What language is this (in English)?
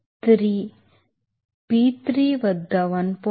Telugu